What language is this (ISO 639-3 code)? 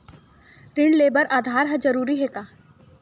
hne